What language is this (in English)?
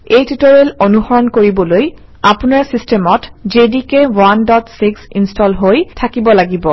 Assamese